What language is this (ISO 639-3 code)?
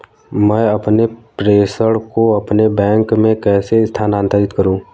hin